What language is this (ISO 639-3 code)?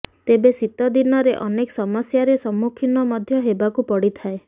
ori